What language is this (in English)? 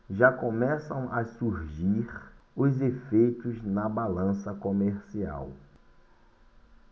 Portuguese